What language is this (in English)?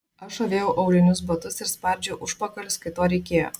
Lithuanian